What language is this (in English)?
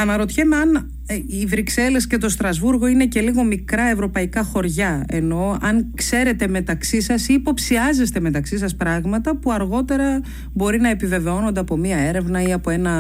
Greek